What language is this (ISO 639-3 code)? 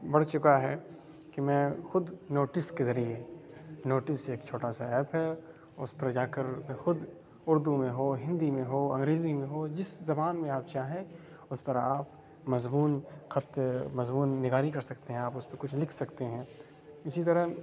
urd